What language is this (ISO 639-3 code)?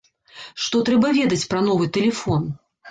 bel